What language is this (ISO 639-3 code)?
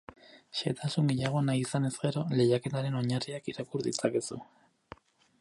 eus